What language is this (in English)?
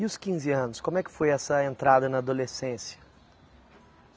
Portuguese